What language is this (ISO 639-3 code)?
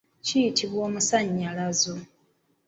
lug